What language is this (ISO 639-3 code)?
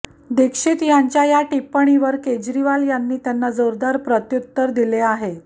mar